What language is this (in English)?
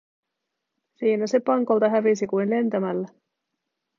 Finnish